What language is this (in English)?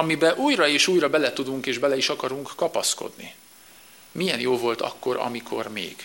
Hungarian